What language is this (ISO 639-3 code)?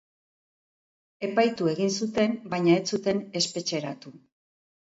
eus